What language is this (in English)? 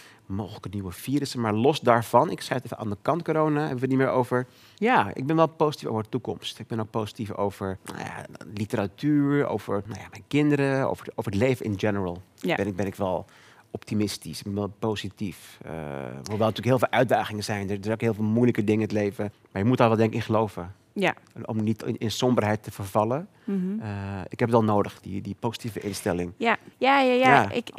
Dutch